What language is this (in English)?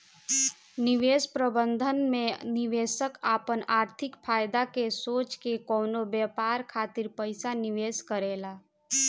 Bhojpuri